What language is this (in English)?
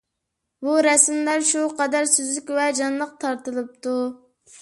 Uyghur